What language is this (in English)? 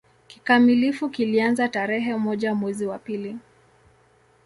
Swahili